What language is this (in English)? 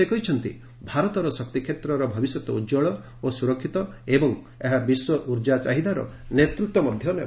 Odia